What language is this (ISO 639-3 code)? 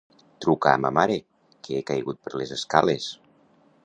cat